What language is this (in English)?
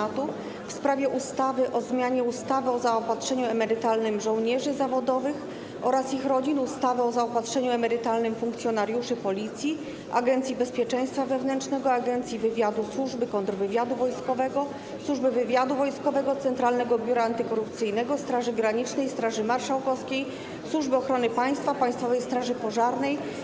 Polish